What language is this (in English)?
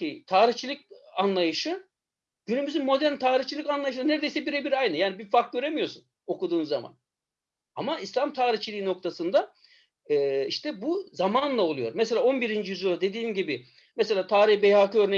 Turkish